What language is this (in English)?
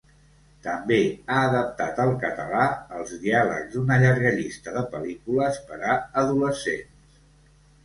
Catalan